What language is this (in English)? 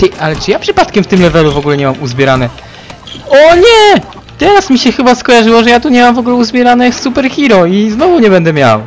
Polish